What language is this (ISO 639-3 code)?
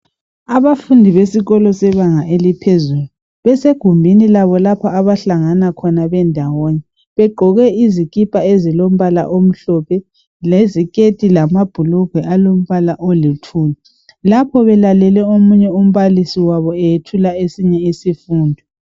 nde